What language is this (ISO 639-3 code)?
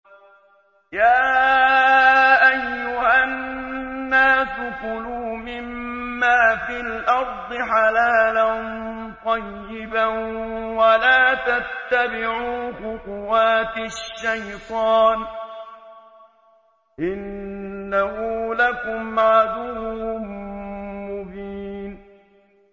ara